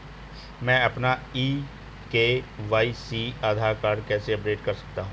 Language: Hindi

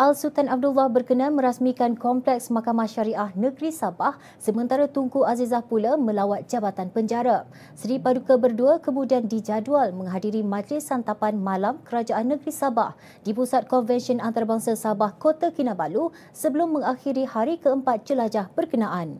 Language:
Malay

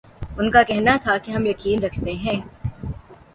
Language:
Urdu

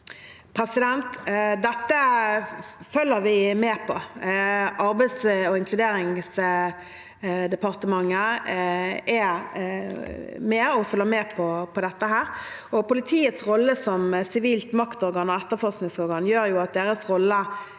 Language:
Norwegian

